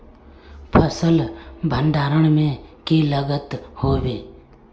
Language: Magahi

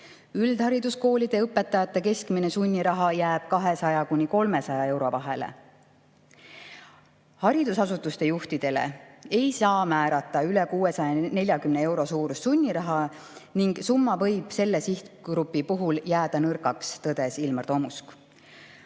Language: Estonian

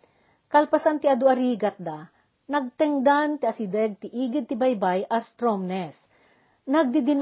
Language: Filipino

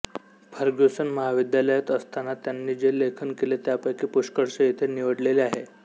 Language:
Marathi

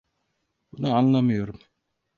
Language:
Turkish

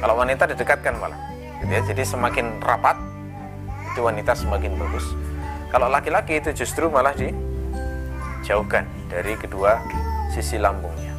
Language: Indonesian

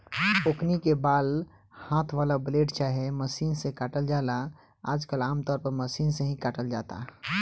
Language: Bhojpuri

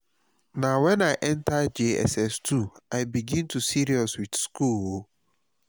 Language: Nigerian Pidgin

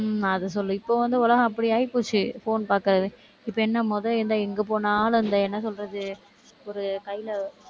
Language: Tamil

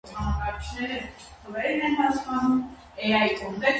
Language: Armenian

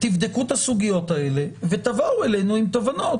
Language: Hebrew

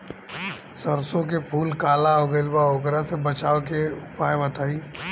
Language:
Bhojpuri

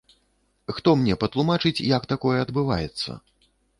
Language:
Belarusian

